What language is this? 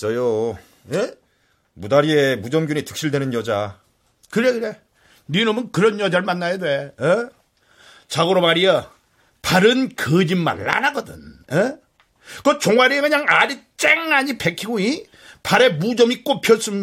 Korean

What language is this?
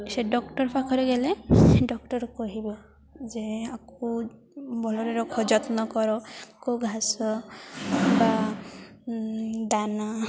Odia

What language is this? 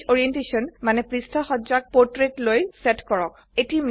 Assamese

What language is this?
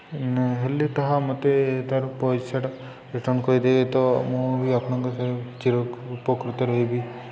Odia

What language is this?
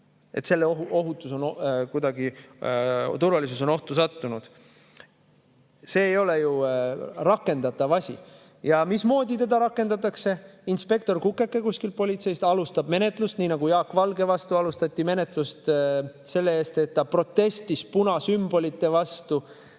Estonian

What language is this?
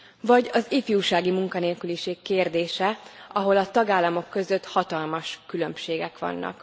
Hungarian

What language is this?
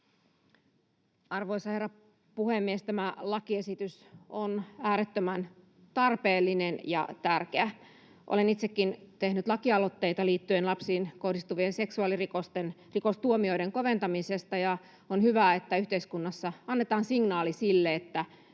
Finnish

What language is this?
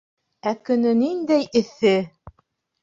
Bashkir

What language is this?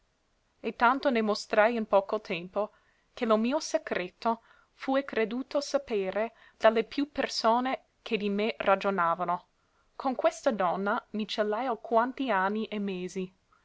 Italian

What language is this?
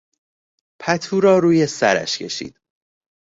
Persian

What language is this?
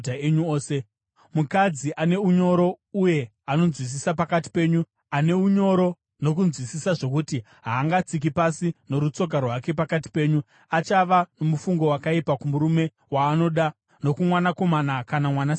Shona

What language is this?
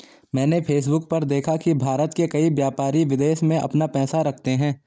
Hindi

